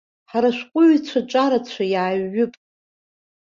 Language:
Abkhazian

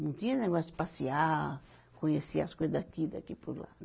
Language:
Portuguese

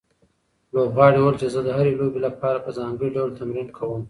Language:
Pashto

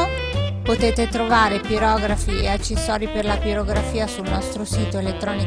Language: Italian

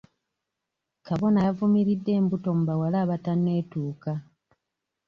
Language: Ganda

